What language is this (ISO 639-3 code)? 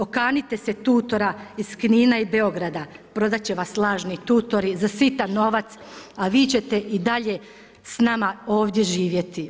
hrv